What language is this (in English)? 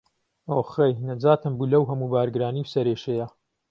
Central Kurdish